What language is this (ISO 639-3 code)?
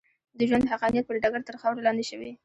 pus